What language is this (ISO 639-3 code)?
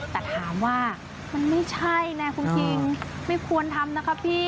tha